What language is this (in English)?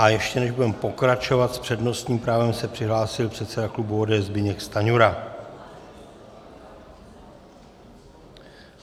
Czech